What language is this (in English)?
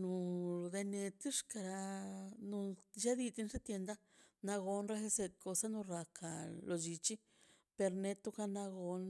Mazaltepec Zapotec